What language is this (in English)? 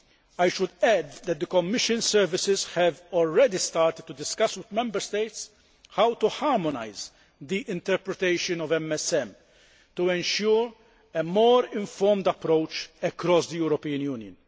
English